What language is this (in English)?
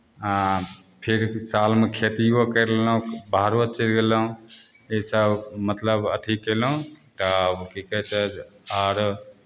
Maithili